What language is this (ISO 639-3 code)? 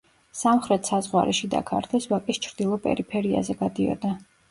kat